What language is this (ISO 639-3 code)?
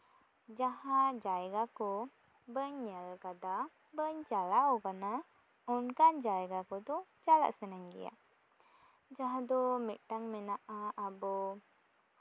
sat